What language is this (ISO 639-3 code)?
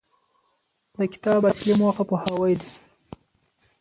pus